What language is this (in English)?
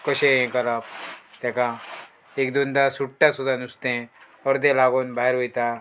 Konkani